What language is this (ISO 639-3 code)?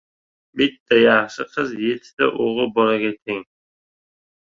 uzb